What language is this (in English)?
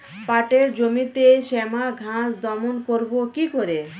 Bangla